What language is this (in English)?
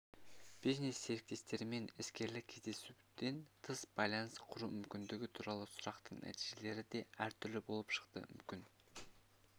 Kazakh